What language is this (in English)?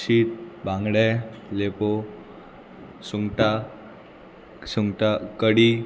Konkani